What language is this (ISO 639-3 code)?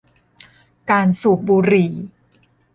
tha